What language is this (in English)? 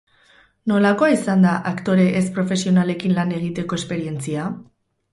Basque